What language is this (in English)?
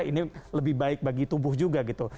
Indonesian